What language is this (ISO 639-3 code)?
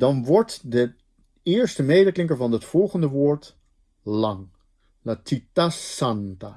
nld